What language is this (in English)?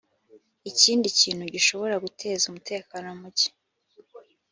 Kinyarwanda